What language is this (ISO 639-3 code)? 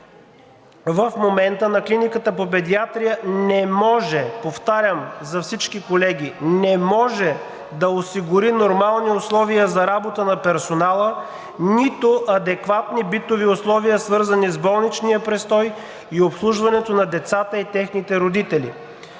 bul